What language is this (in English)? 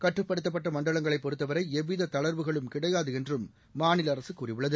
Tamil